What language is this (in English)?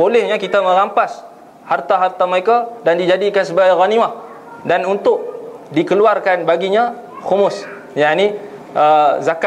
Malay